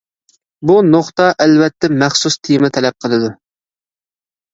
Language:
Uyghur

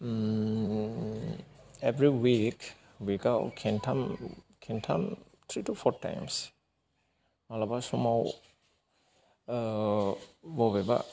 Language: Bodo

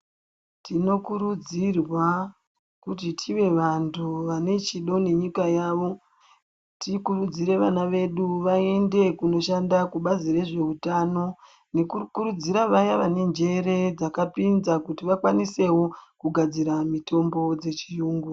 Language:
Ndau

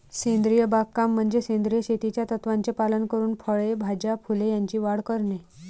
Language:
Marathi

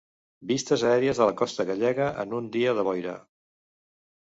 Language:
Catalan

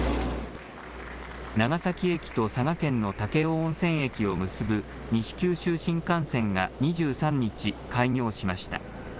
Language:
Japanese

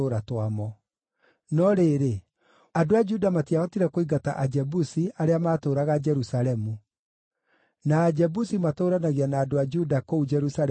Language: Kikuyu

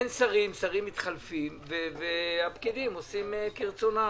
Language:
Hebrew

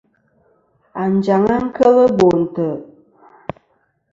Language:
Kom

